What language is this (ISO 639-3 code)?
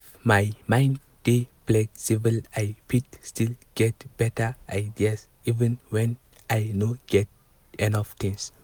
pcm